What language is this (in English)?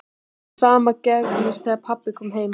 Icelandic